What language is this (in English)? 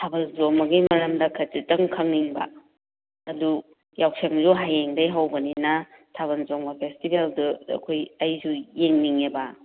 Manipuri